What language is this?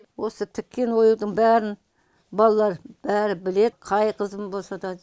Kazakh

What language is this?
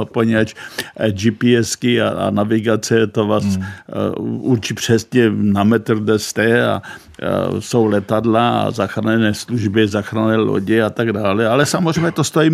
Czech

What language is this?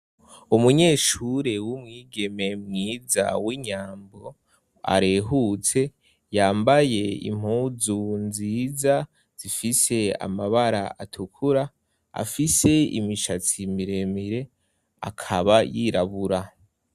Rundi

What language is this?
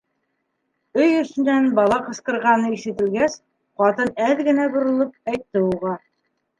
Bashkir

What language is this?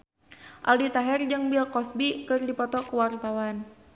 Sundanese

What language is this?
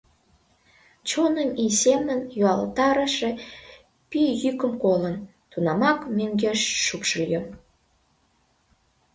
Mari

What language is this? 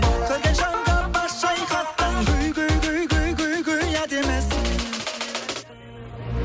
Kazakh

